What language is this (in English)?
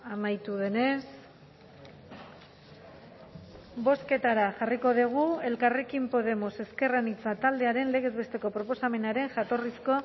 Basque